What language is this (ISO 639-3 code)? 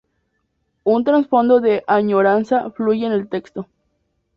spa